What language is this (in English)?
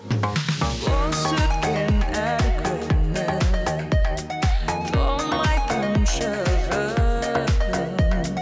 Kazakh